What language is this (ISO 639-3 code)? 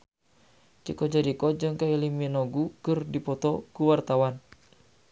sun